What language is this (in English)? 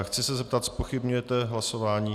Czech